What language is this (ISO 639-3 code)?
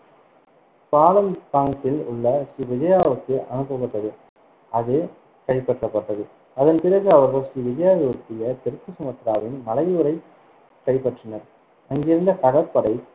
tam